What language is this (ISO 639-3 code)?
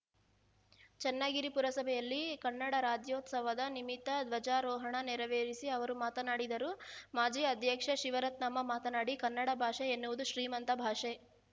kan